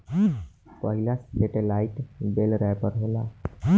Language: Bhojpuri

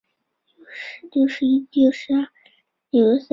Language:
Chinese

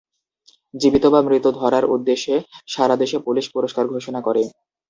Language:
Bangla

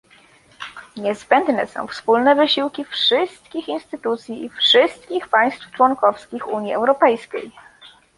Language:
Polish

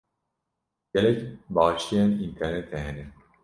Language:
Kurdish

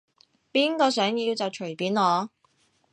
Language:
Cantonese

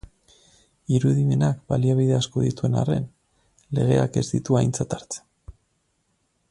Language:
Basque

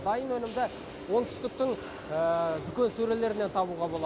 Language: Kazakh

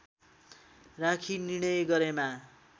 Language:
Nepali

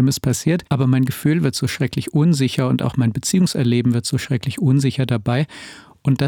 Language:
German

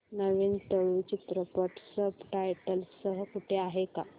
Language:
Marathi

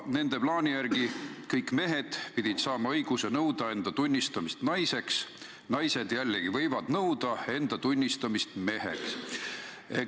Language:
Estonian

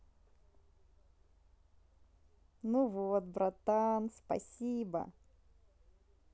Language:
Russian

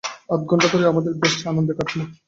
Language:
Bangla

